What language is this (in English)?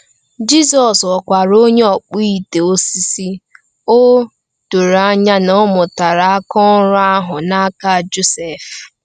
Igbo